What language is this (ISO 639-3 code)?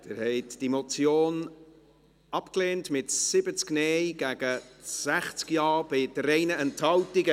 gsw